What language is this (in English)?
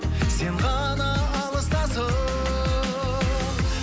Kazakh